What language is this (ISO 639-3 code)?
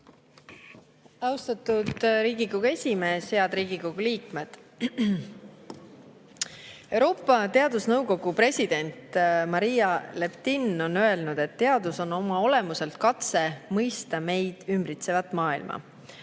est